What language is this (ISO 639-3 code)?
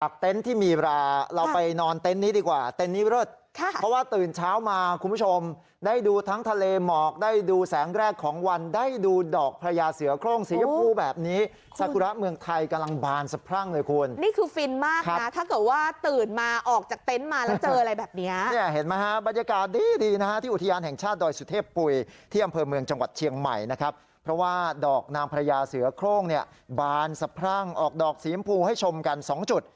tha